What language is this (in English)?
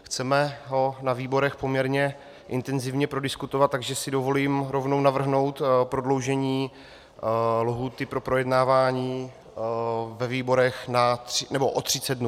Czech